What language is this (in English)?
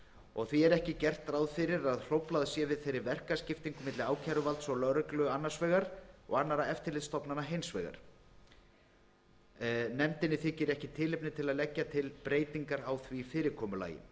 Icelandic